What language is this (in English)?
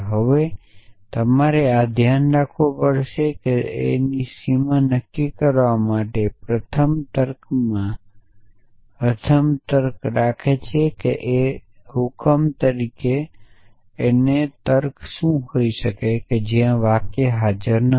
Gujarati